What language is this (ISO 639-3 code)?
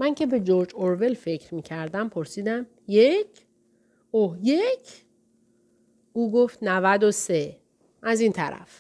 fas